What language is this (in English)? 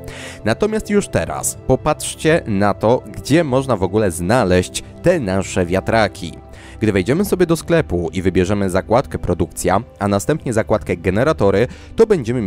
Polish